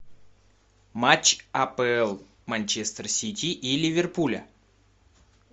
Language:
Russian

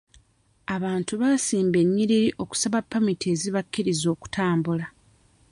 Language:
Ganda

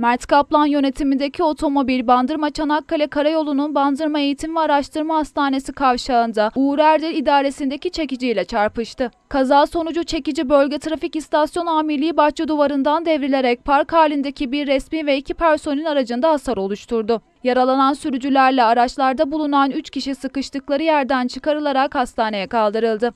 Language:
Turkish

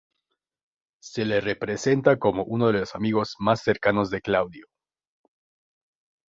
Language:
Spanish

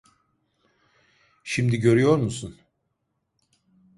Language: Turkish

